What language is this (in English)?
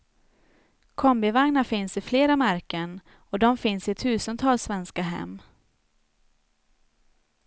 Swedish